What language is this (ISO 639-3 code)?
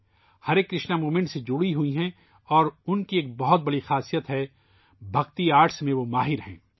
urd